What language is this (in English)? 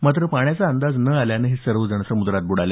Marathi